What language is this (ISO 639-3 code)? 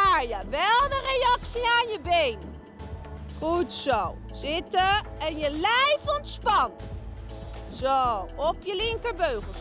nld